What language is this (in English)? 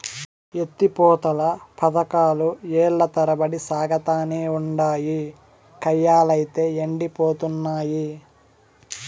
Telugu